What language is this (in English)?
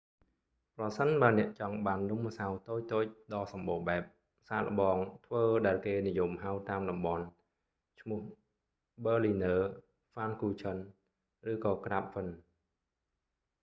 Khmer